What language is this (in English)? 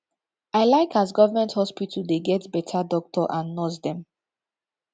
Nigerian Pidgin